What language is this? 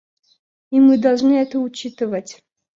Russian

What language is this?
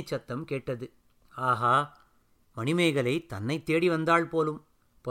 Tamil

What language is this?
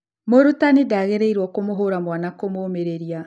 Kikuyu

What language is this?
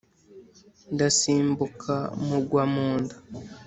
Kinyarwanda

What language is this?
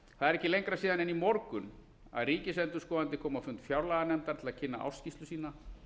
Icelandic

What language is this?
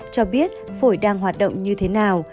Vietnamese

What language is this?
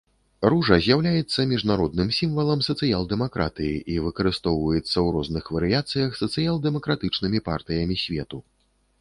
Belarusian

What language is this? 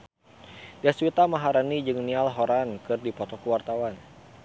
Sundanese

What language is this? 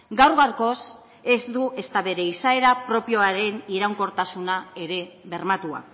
Basque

